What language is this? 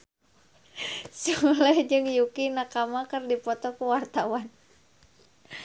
Sundanese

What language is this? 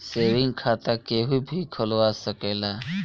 Bhojpuri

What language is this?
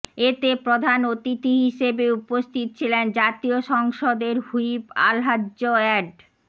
Bangla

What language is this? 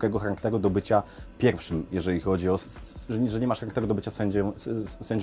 Polish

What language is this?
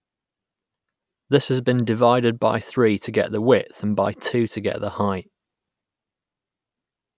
English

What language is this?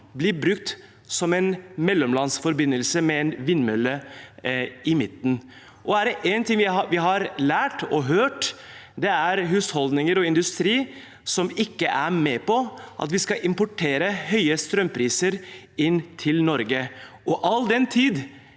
Norwegian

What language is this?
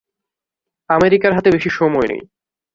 Bangla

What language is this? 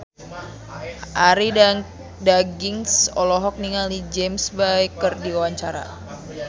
Sundanese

